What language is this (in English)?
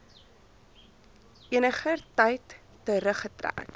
Afrikaans